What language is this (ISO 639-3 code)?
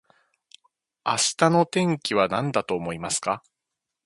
jpn